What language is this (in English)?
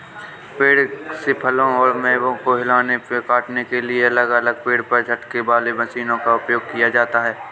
Hindi